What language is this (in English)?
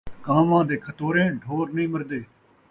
Saraiki